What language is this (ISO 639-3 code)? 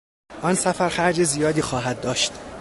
fas